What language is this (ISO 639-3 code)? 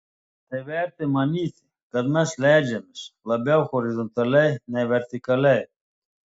lit